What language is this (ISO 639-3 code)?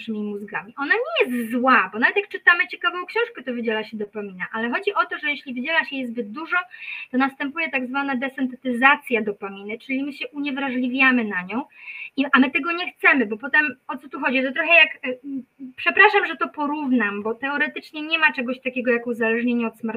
pol